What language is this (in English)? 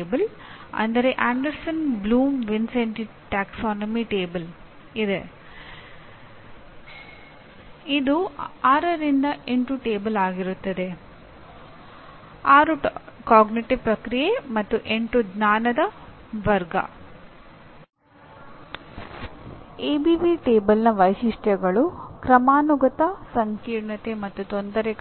Kannada